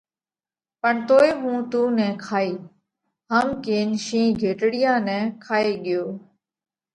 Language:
Parkari Koli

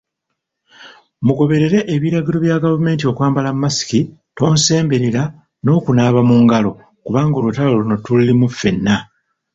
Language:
Ganda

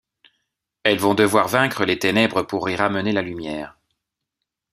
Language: French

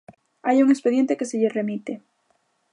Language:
Galician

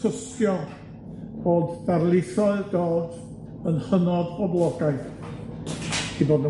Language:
Welsh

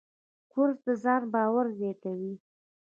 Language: Pashto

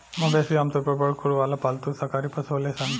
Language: Bhojpuri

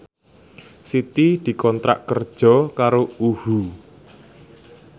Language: Javanese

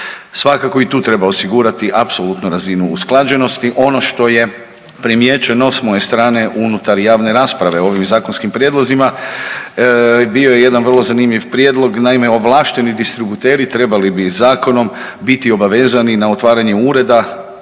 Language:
Croatian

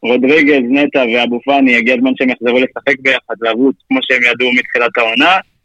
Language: Hebrew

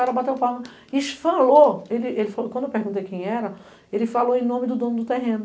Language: Portuguese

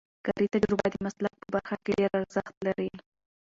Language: Pashto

